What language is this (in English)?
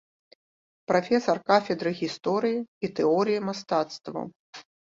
Belarusian